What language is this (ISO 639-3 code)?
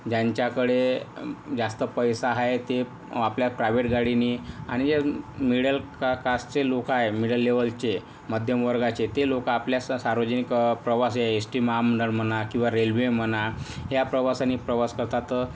mar